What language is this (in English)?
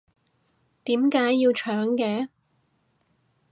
Cantonese